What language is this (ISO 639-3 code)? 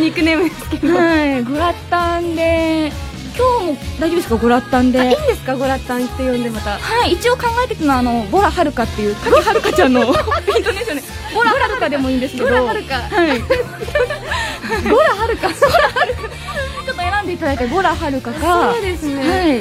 jpn